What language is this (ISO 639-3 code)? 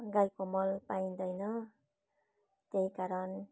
nep